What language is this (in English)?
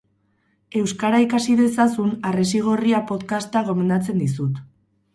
Basque